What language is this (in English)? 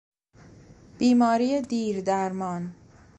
Persian